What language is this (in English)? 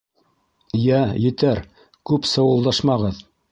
Bashkir